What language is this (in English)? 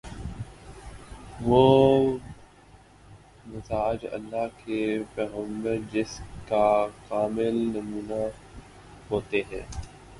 Urdu